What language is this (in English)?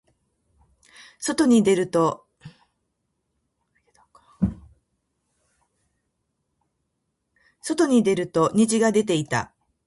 Japanese